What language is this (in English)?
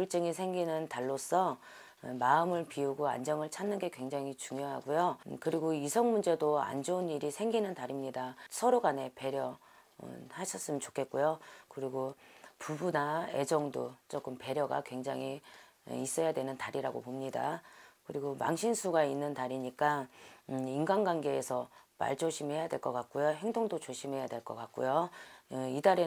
Korean